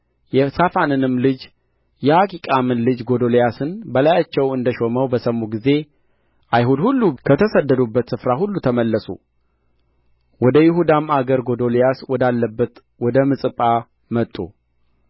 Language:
Amharic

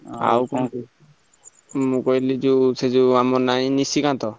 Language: Odia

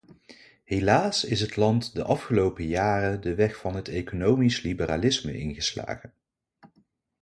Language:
Dutch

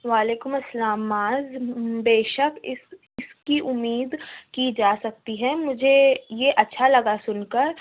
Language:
Urdu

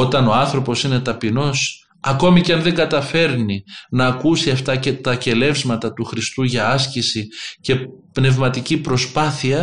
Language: Greek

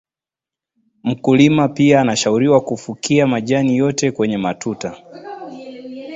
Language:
Swahili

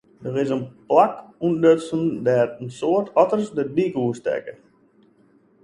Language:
Western Frisian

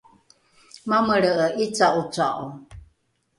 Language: Rukai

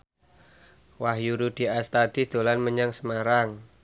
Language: Javanese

